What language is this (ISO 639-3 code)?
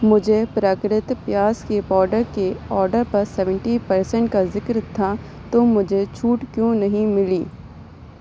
urd